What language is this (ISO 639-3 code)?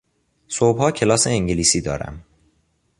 fas